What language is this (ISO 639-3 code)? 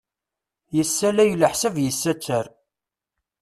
kab